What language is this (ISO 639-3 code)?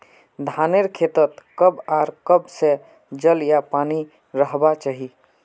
mag